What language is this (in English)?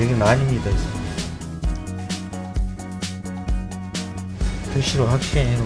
Korean